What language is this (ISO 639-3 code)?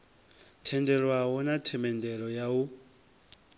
ven